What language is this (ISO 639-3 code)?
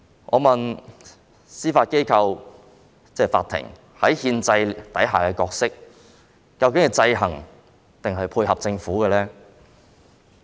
yue